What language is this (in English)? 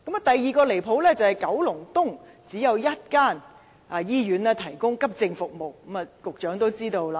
Cantonese